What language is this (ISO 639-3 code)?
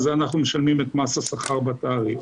heb